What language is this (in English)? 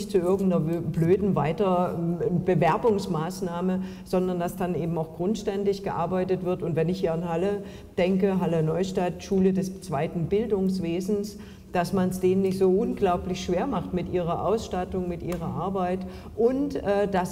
German